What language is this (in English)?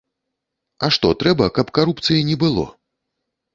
Belarusian